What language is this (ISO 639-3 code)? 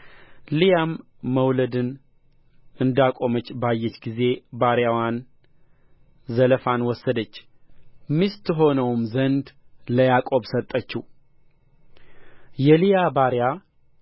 amh